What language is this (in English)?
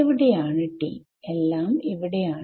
Malayalam